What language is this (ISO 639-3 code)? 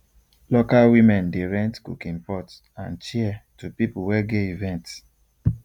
pcm